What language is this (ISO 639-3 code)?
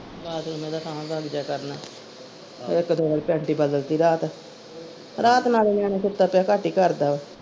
pan